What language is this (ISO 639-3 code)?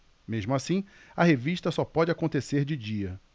por